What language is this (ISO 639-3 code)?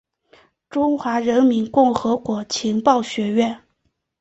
zho